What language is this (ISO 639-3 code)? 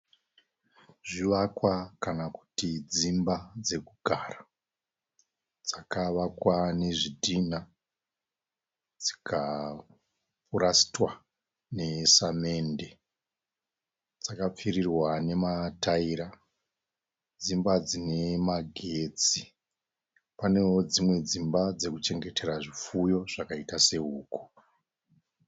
sna